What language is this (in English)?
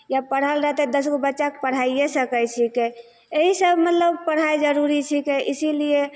Maithili